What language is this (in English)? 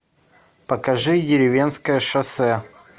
Russian